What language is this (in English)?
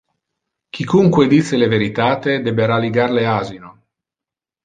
Interlingua